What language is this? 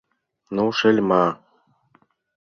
Mari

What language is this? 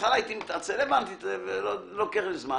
Hebrew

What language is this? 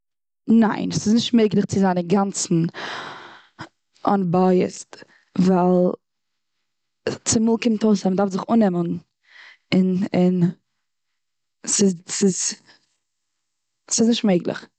Yiddish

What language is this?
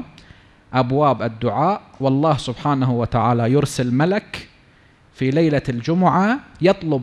Arabic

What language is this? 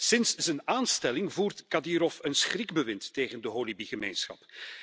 Dutch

